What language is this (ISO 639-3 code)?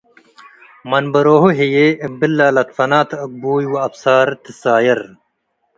tig